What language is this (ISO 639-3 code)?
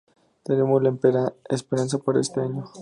spa